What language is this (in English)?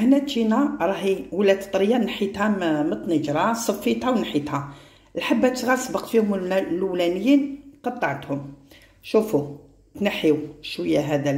Arabic